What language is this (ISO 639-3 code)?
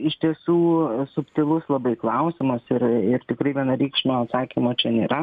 lit